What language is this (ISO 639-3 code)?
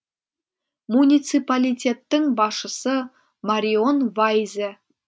kaz